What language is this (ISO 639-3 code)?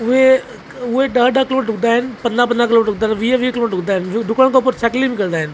snd